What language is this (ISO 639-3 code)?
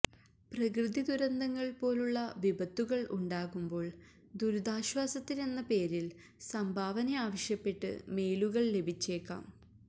mal